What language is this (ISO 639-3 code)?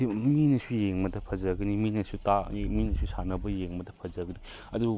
mni